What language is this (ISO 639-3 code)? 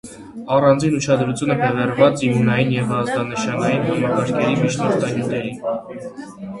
hye